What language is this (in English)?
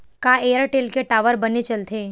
Chhattisgarhi